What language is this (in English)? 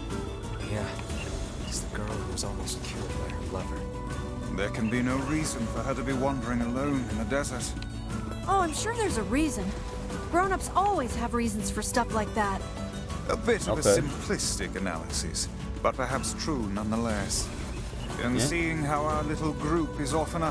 English